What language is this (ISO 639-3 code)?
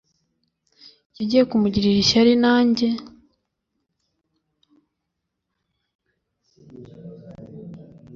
kin